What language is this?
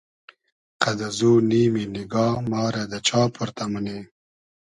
Hazaragi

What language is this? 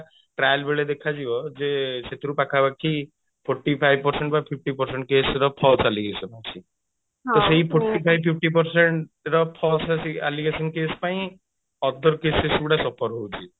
Odia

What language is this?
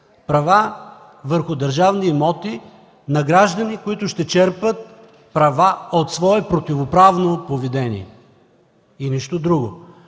Bulgarian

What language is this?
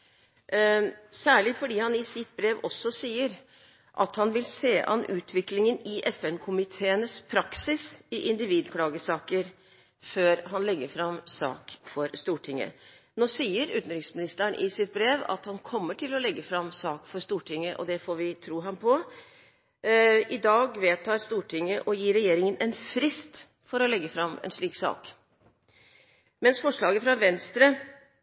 Norwegian Bokmål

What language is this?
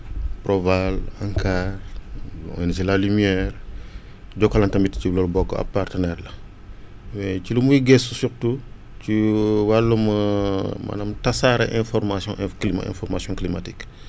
Wolof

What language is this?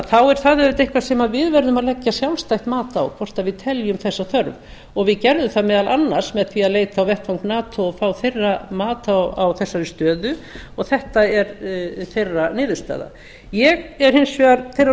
Icelandic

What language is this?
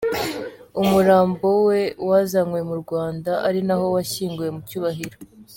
Kinyarwanda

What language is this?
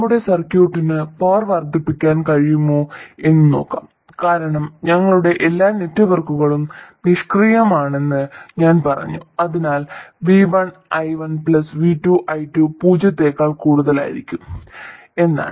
Malayalam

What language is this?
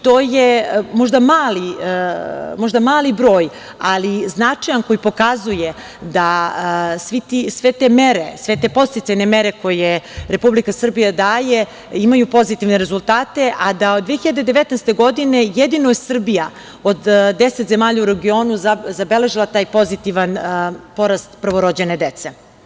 Serbian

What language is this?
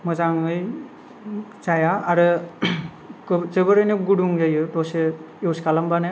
Bodo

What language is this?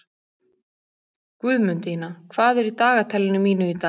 Icelandic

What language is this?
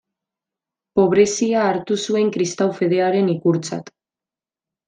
Basque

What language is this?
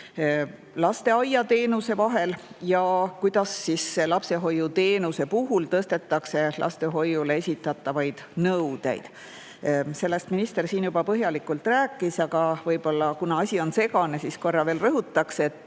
Estonian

